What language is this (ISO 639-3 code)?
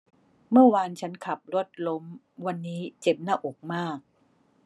tha